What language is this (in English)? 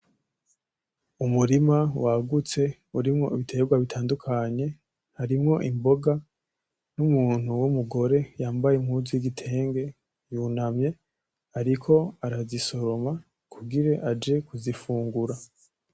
Rundi